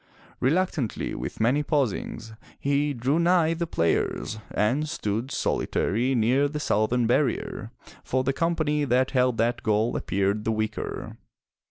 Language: English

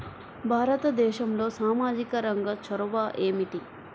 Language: Telugu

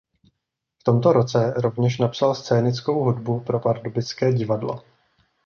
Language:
Czech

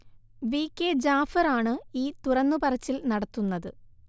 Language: Malayalam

